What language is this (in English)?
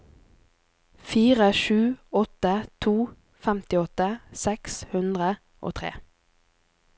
Norwegian